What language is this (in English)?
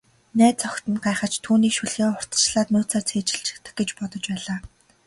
Mongolian